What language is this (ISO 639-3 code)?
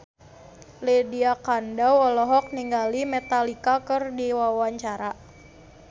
sun